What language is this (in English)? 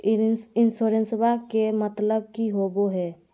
Magahi